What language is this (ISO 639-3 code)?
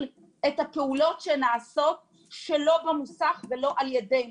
heb